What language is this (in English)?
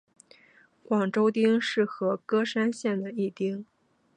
Chinese